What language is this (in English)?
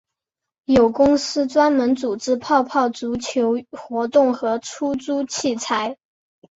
Chinese